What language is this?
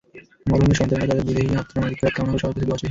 Bangla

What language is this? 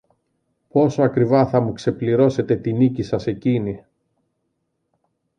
Greek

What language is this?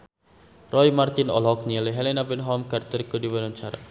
Sundanese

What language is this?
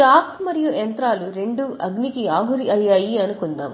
Telugu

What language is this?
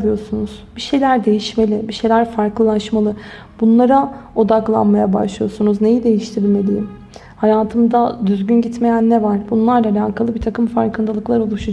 Turkish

